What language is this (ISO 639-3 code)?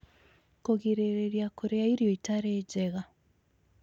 kik